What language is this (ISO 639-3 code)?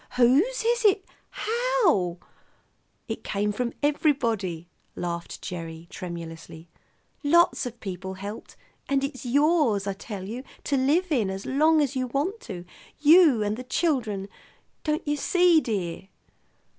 eng